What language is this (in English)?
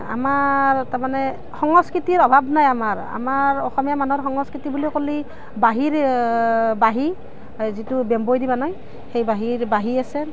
Assamese